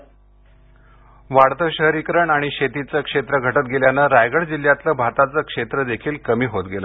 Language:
Marathi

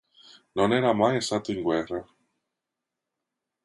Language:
Italian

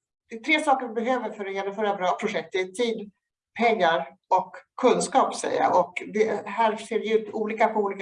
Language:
Swedish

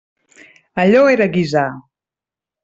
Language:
Catalan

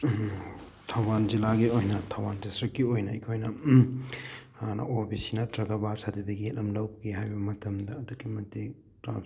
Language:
Manipuri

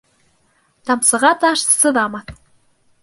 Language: Bashkir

